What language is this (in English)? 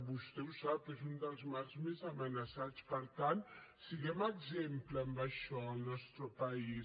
Catalan